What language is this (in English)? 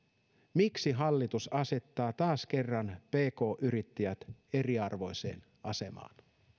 Finnish